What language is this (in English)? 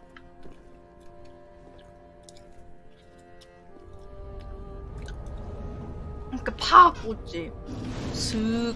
Korean